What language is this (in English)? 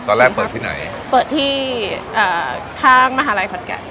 Thai